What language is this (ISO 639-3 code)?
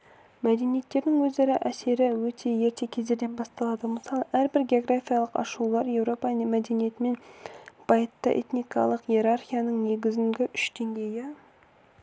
kaz